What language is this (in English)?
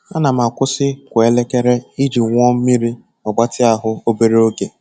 Igbo